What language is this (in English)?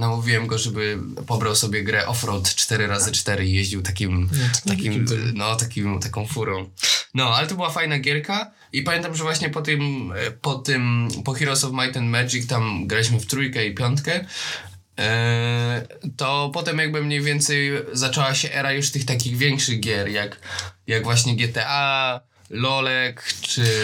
Polish